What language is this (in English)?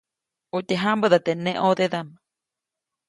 Copainalá Zoque